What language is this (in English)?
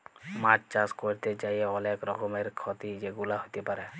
Bangla